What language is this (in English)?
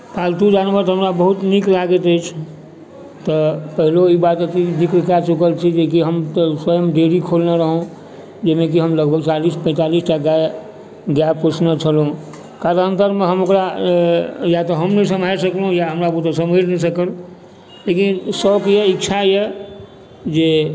Maithili